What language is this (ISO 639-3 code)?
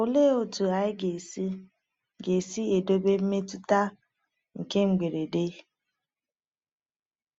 ibo